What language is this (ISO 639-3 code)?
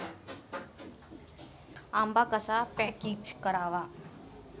mar